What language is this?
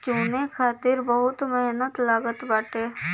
Bhojpuri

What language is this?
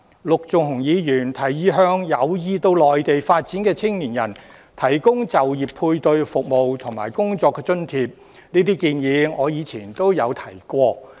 Cantonese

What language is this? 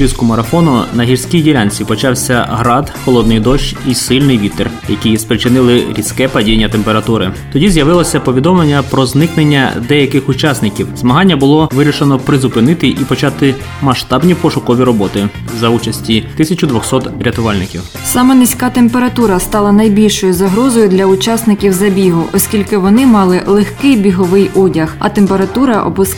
Ukrainian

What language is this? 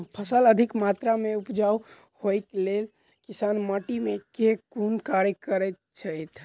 Maithili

